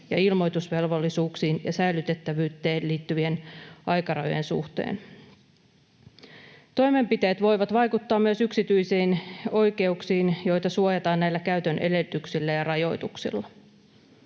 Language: Finnish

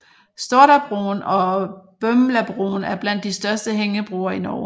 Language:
Danish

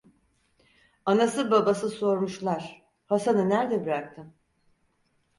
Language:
Turkish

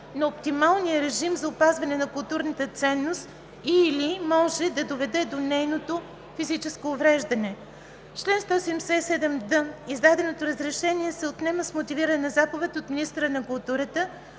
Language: Bulgarian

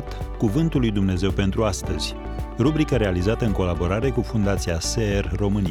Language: Romanian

